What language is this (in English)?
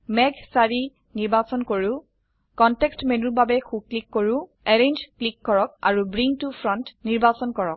Assamese